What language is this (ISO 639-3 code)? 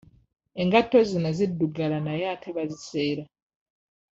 lug